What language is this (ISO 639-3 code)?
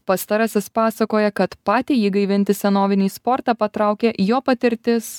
lit